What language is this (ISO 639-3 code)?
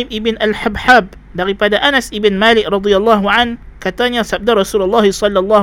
msa